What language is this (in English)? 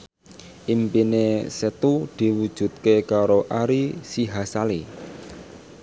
Javanese